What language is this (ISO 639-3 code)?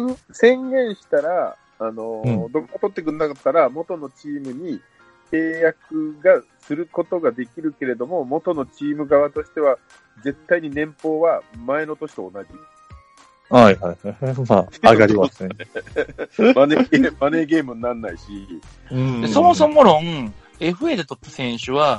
jpn